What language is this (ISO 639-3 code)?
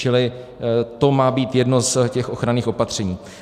ces